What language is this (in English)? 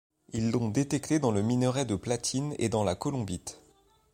French